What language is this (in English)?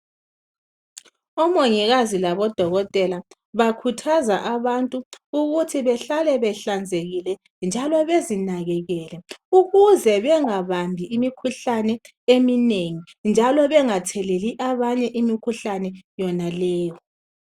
North Ndebele